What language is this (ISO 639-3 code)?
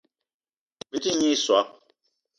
eto